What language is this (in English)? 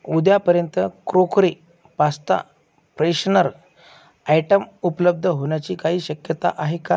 Marathi